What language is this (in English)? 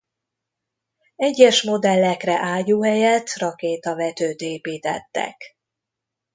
Hungarian